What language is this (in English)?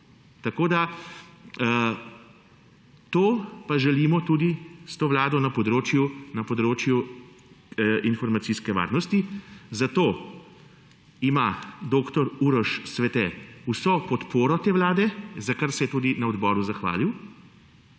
Slovenian